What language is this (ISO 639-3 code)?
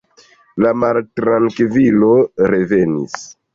epo